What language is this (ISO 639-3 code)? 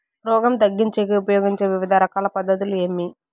tel